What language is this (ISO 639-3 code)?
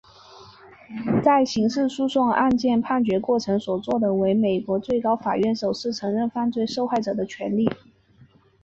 zho